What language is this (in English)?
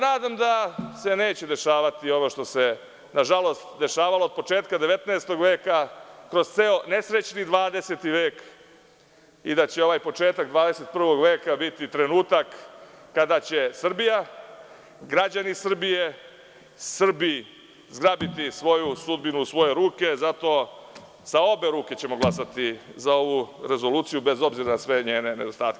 Serbian